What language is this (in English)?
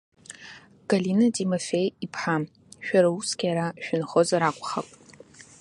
Abkhazian